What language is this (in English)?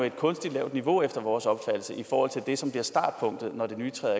Danish